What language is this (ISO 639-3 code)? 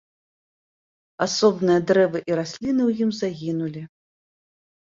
bel